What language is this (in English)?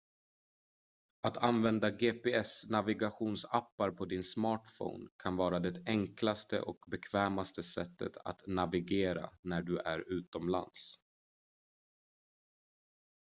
Swedish